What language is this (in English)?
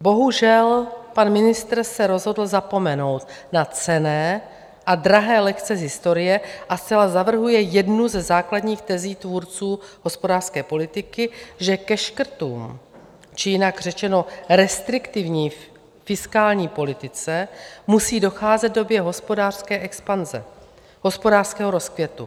Czech